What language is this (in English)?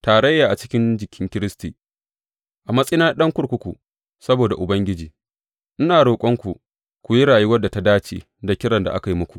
Hausa